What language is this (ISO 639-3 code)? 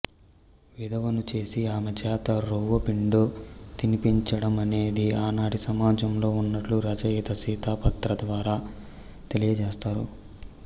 tel